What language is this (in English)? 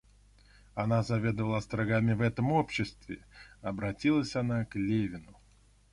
Russian